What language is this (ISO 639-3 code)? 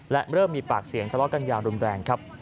tha